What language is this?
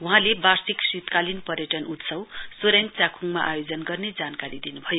Nepali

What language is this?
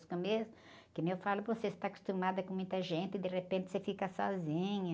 Portuguese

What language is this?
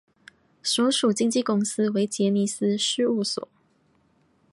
Chinese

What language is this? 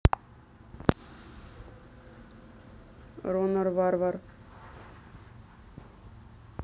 Russian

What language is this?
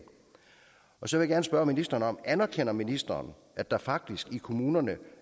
Danish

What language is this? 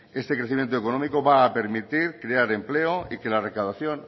Spanish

